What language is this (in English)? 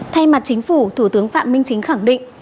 Vietnamese